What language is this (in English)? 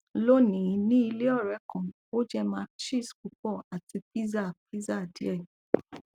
Yoruba